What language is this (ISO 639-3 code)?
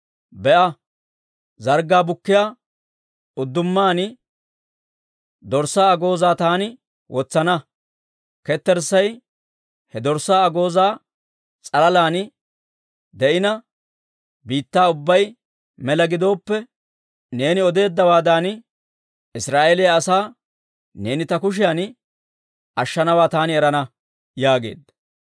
dwr